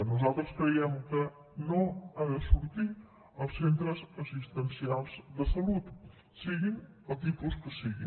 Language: Catalan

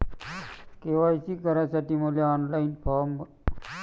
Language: Marathi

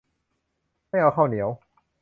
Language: Thai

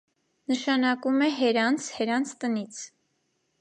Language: Armenian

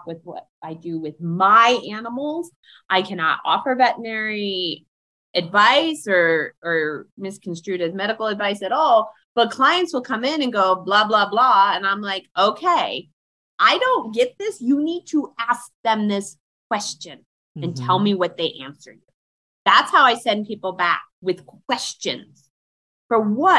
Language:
English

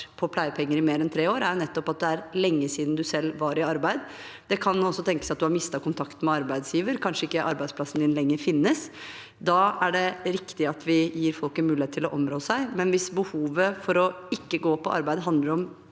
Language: Norwegian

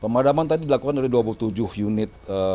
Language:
Indonesian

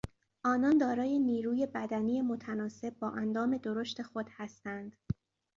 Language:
Persian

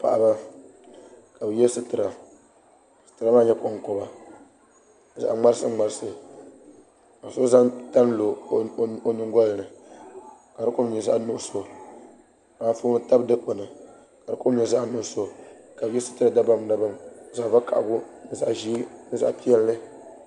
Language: Dagbani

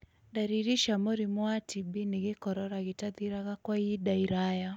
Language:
Kikuyu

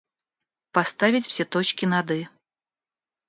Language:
Russian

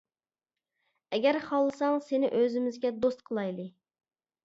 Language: Uyghur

